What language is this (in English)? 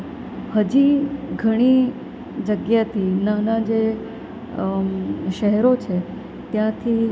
Gujarati